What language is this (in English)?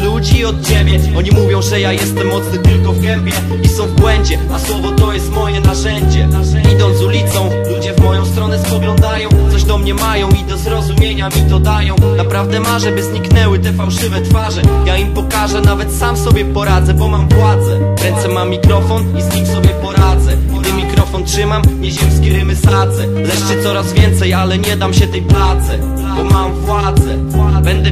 Polish